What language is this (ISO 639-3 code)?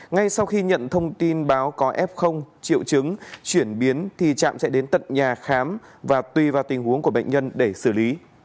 vie